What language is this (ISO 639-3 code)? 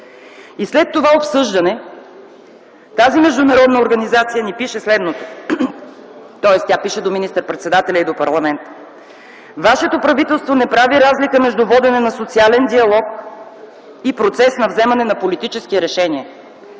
bul